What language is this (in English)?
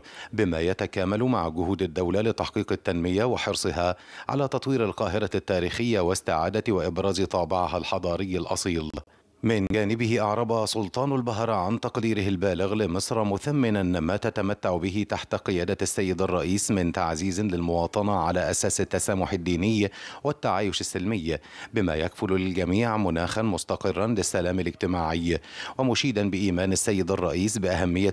Arabic